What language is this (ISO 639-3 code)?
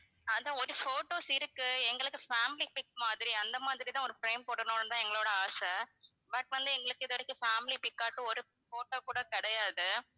tam